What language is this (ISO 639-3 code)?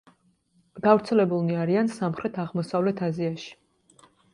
kat